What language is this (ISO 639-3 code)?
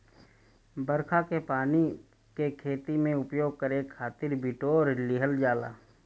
bho